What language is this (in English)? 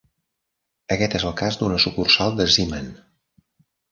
Catalan